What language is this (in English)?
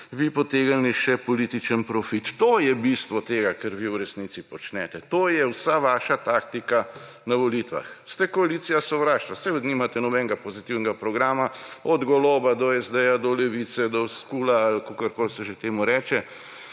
Slovenian